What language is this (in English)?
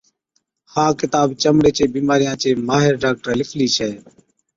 Od